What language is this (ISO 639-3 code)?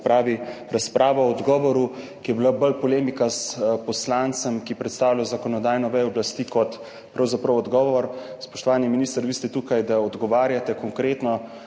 slv